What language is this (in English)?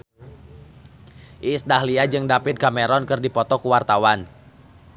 Sundanese